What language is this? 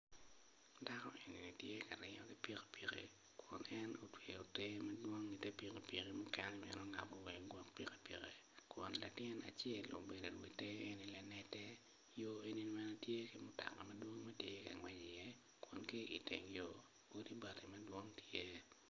Acoli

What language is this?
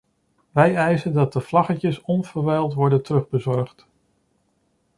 Dutch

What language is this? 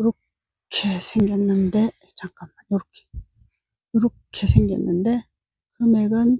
Korean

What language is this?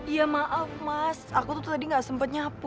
Indonesian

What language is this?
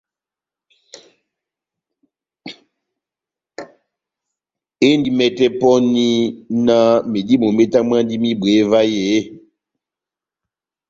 Batanga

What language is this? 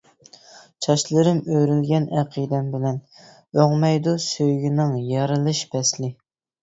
Uyghur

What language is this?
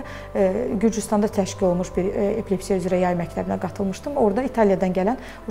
Turkish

